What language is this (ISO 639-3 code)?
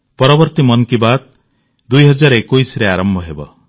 ori